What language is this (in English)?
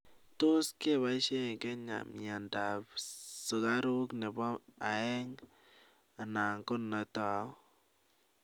Kalenjin